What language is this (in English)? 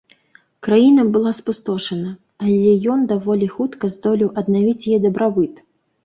Belarusian